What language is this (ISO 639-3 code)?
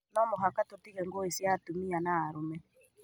kik